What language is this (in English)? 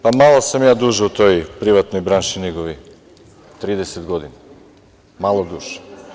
Serbian